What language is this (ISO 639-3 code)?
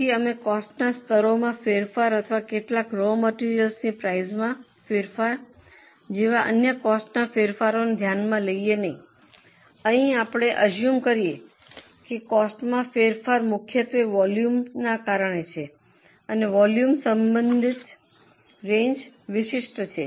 guj